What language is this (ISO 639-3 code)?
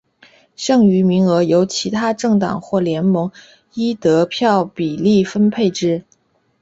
zho